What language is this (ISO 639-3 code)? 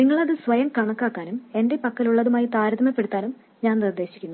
mal